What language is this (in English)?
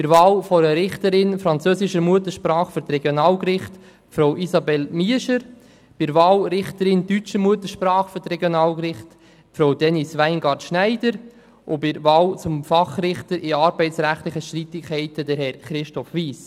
Swiss German